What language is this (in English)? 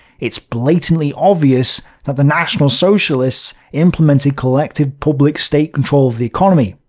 English